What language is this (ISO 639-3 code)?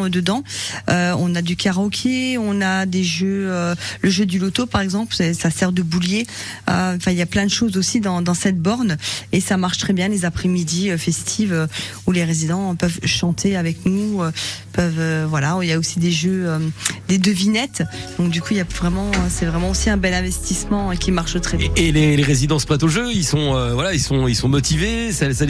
fra